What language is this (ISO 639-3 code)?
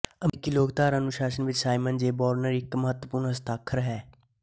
pan